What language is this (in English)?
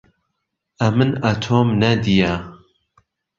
Central Kurdish